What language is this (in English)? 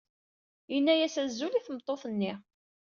Kabyle